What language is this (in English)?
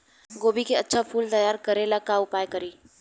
Bhojpuri